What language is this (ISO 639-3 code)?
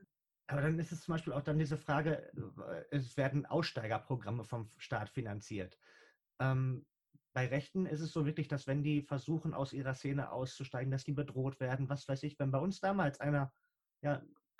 deu